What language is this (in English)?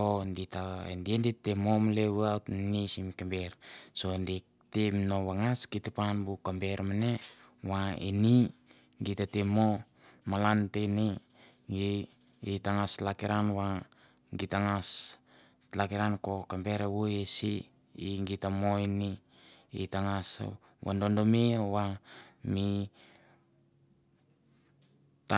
Mandara